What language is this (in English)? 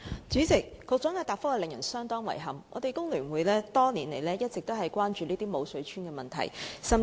Cantonese